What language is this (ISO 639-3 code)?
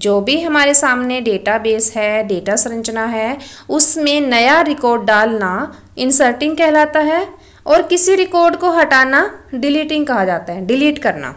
hin